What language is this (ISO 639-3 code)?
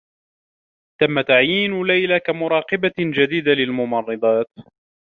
ara